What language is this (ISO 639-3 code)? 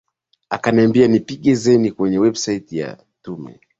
swa